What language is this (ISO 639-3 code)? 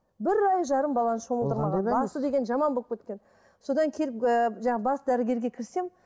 kaz